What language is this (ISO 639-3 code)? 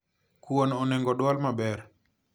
luo